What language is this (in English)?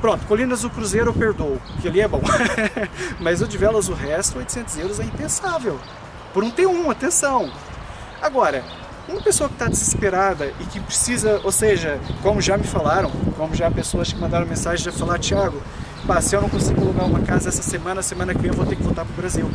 Portuguese